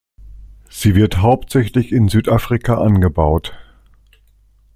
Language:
German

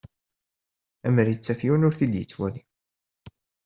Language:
Kabyle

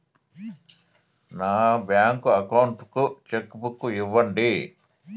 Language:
Telugu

